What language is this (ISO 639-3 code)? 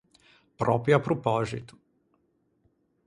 lij